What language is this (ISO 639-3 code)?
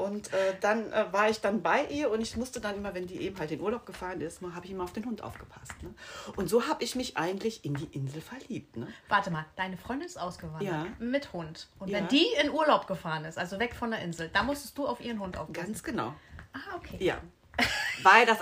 deu